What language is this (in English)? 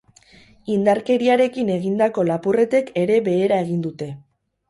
Basque